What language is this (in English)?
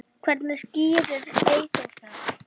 Icelandic